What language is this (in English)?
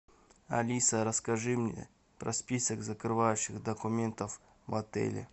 Russian